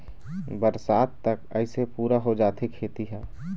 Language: Chhattisgarhi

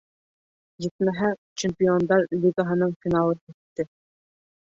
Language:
Bashkir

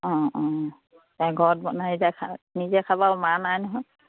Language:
Assamese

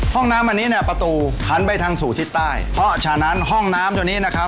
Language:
Thai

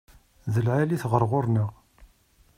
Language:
Kabyle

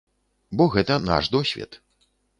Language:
Belarusian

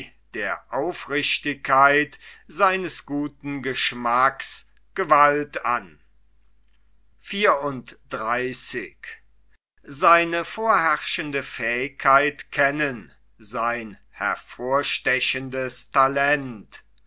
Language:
German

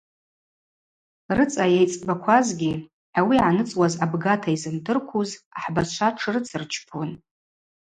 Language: Abaza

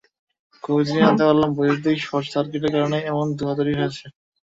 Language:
Bangla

